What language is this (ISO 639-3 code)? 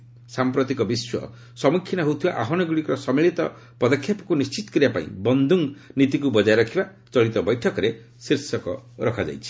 ori